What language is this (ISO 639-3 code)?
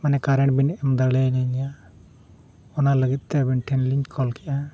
sat